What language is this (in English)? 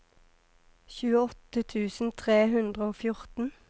Norwegian